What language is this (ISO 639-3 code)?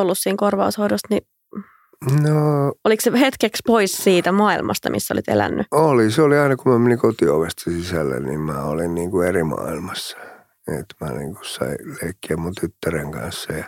fin